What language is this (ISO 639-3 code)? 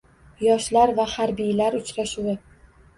uzb